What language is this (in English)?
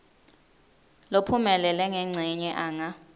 Swati